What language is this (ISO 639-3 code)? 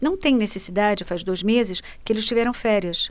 por